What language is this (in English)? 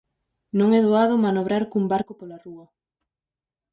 Galician